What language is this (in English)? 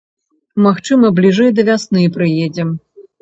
Belarusian